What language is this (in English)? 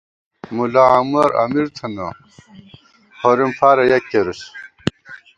Gawar-Bati